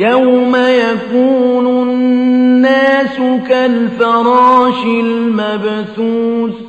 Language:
Arabic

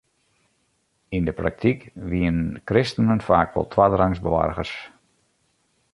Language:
Western Frisian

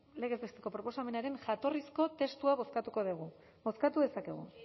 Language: Basque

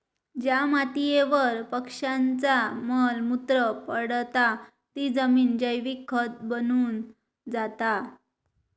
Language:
Marathi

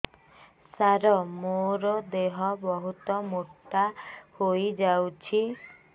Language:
Odia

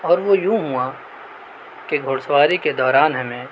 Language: Urdu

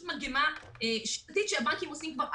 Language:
Hebrew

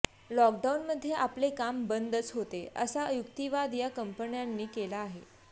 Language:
Marathi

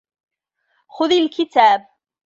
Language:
Arabic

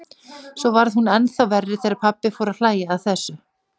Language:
Icelandic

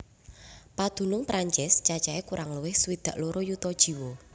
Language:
Javanese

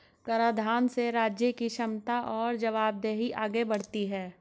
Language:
Hindi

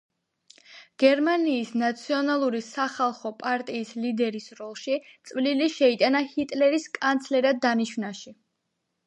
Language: Georgian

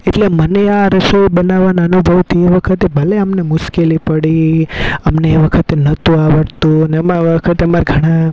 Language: Gujarati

